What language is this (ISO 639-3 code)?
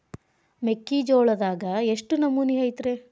kan